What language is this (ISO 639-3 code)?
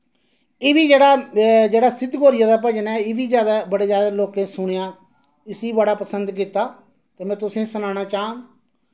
doi